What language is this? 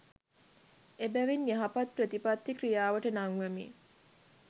Sinhala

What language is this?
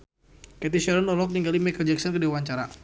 Sundanese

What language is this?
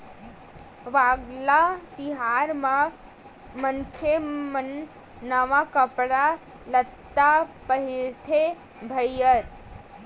Chhattisgarhi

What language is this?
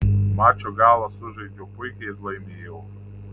Lithuanian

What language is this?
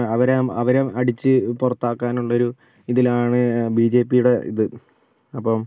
Malayalam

